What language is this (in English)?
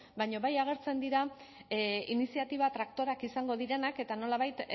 Basque